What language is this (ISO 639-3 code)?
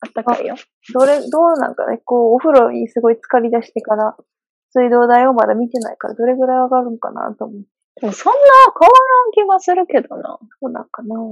jpn